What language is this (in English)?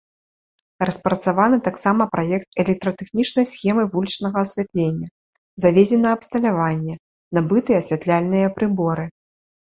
Belarusian